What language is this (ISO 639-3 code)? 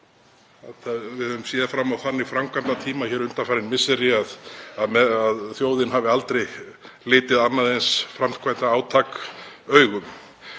isl